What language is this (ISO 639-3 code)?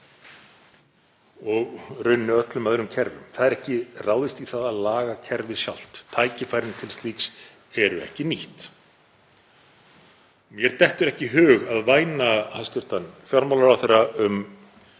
isl